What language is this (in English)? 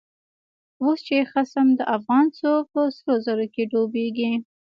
Pashto